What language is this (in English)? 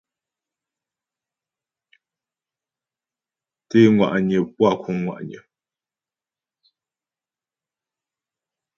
Ghomala